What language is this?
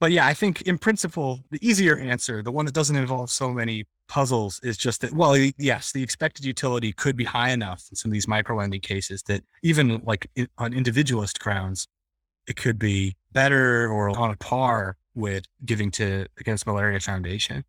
English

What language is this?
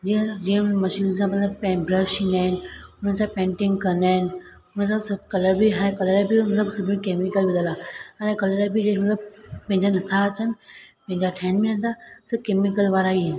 Sindhi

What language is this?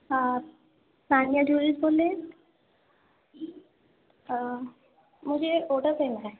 Urdu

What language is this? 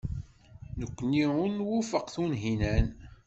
Kabyle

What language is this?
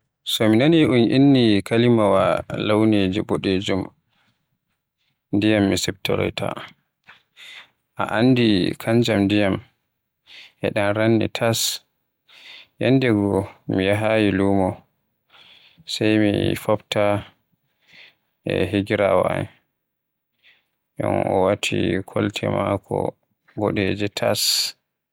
Western Niger Fulfulde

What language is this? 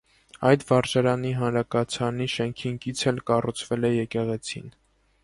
Armenian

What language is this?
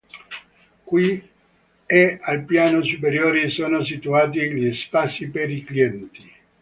Italian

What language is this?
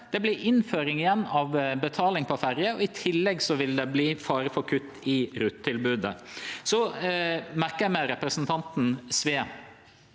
Norwegian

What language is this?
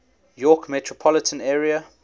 English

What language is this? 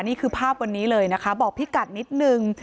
Thai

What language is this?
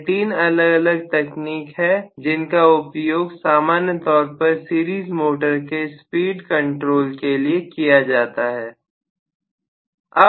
Hindi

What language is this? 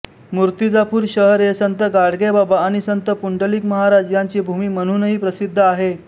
Marathi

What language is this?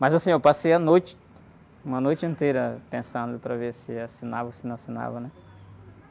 Portuguese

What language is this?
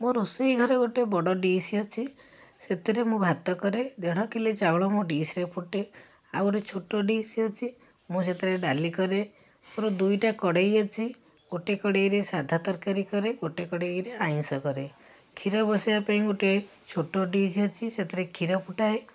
Odia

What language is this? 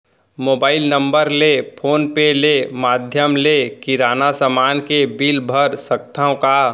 Chhattisgarhi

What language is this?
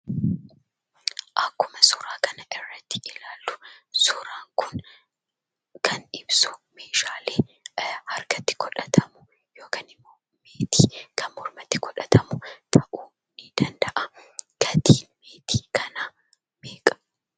Oromo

